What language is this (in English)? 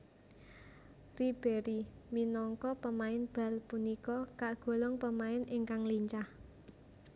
Javanese